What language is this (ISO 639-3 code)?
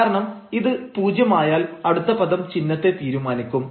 mal